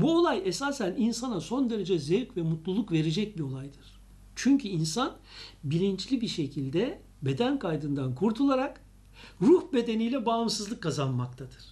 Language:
Turkish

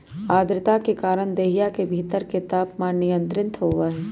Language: Magahi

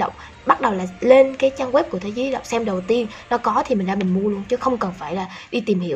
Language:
Vietnamese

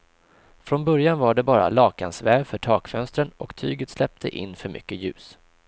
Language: Swedish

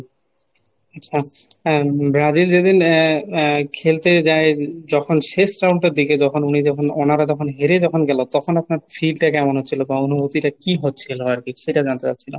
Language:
Bangla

